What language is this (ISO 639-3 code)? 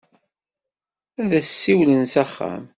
kab